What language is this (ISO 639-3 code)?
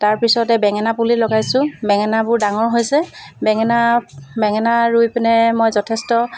asm